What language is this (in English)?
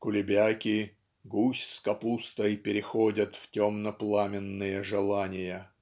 Russian